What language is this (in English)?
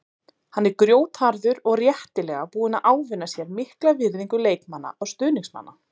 Icelandic